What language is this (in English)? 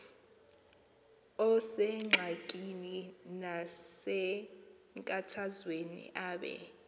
Xhosa